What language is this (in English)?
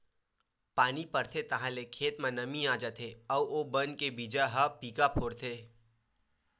Chhattisgarhi